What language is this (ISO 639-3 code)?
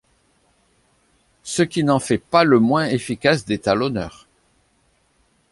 fra